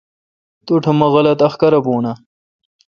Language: Kalkoti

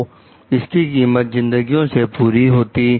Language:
Hindi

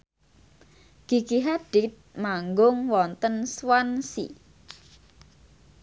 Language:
Javanese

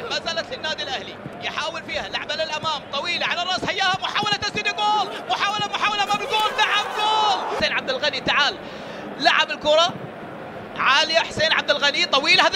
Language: Arabic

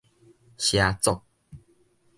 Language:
Min Nan Chinese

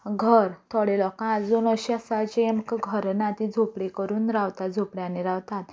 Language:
Konkani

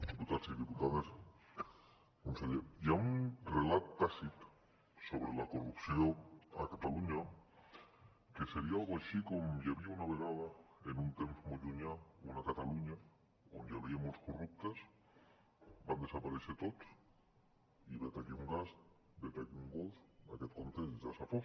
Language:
Catalan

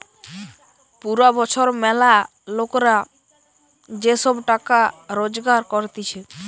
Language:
Bangla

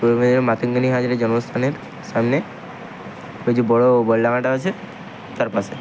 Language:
Bangla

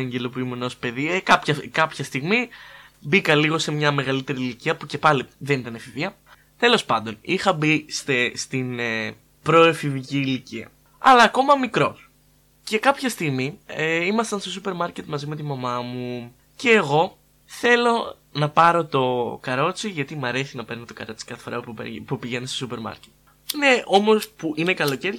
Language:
Greek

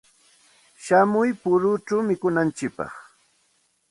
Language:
Santa Ana de Tusi Pasco Quechua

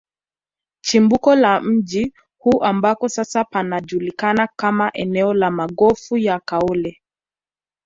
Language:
Swahili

